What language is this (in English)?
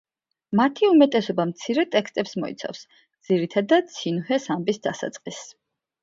Georgian